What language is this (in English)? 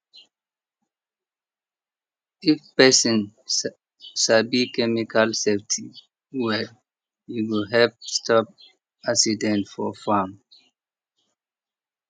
Nigerian Pidgin